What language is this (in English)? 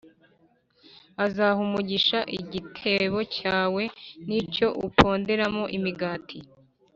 Kinyarwanda